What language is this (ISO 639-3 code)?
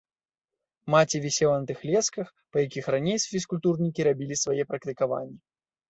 bel